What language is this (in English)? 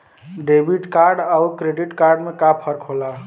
Bhojpuri